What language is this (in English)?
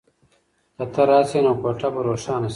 Pashto